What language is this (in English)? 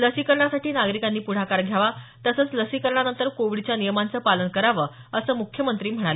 Marathi